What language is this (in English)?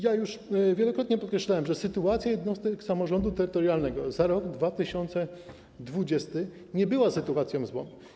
Polish